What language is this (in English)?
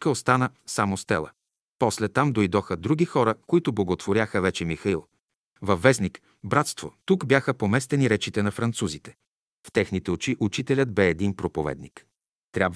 Bulgarian